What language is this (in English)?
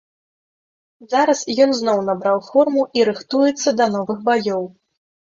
Belarusian